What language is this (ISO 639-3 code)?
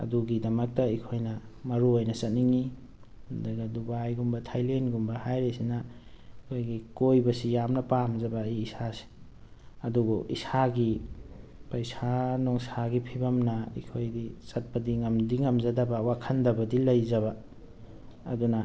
mni